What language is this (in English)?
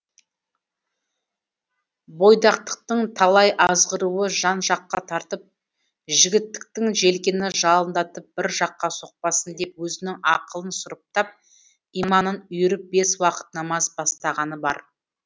Kazakh